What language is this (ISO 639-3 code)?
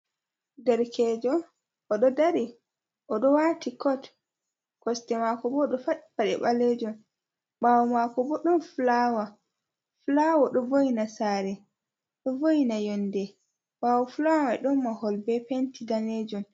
ful